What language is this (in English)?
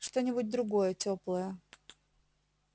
Russian